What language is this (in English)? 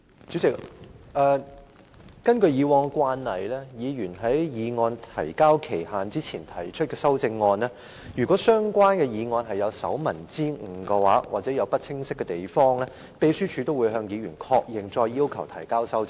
Cantonese